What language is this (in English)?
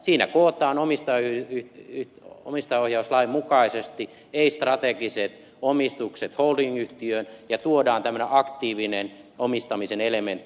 Finnish